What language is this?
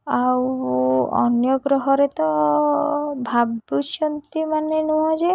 Odia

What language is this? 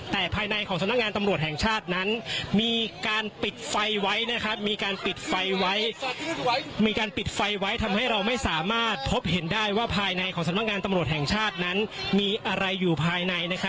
Thai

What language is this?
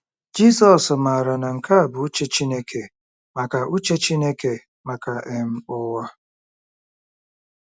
Igbo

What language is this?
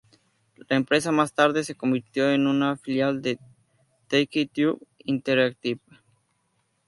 Spanish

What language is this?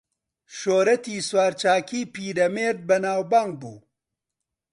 Central Kurdish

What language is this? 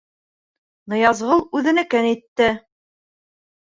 Bashkir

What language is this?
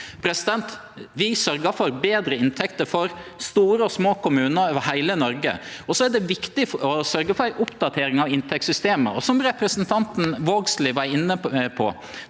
Norwegian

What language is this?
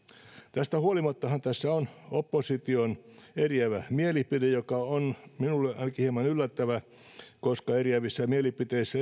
Finnish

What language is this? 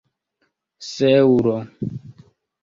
Esperanto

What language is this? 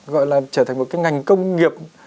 Vietnamese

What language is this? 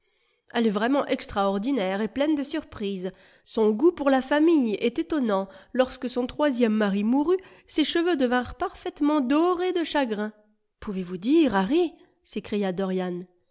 French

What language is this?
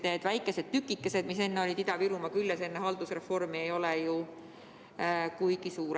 Estonian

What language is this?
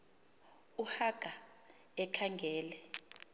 Xhosa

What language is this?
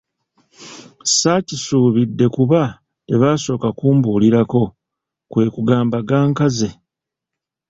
Ganda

